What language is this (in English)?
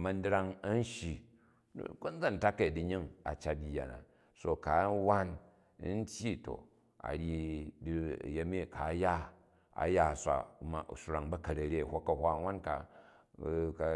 Jju